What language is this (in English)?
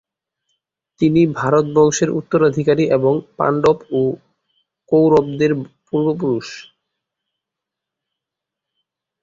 Bangla